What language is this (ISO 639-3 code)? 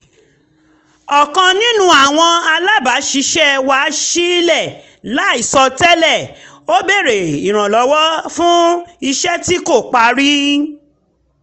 yor